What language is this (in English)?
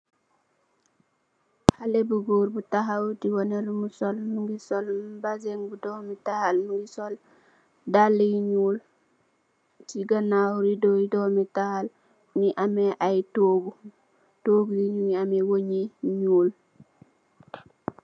Wolof